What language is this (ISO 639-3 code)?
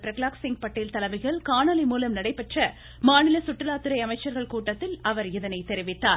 tam